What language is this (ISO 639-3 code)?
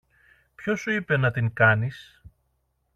ell